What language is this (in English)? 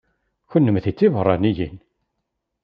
Kabyle